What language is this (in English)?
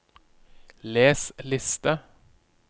Norwegian